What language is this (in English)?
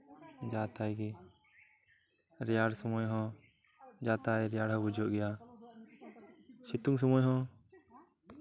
Santali